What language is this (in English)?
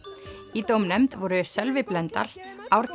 Icelandic